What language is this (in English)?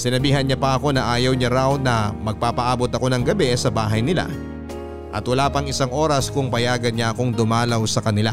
Filipino